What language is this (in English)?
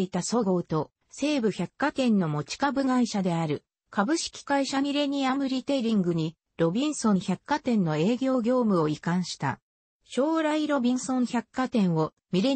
Japanese